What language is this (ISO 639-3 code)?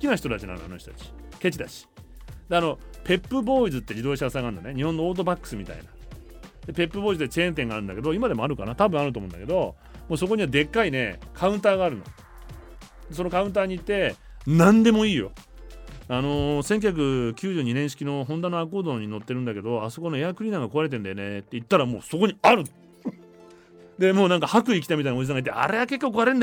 jpn